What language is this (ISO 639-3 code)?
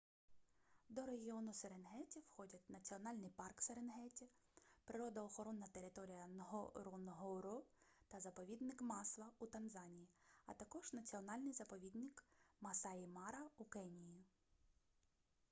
ukr